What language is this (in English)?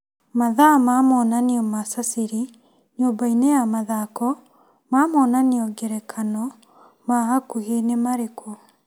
Kikuyu